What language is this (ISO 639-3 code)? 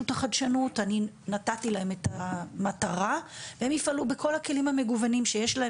heb